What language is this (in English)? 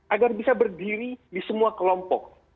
Indonesian